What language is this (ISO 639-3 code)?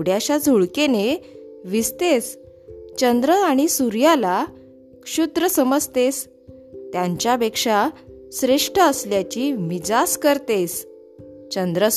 mar